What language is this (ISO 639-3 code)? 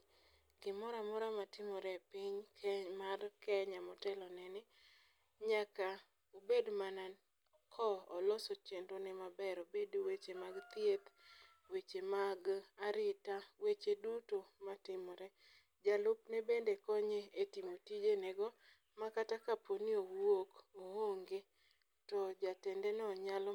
luo